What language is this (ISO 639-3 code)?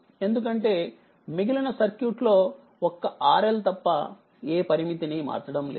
tel